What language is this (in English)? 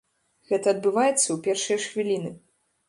Belarusian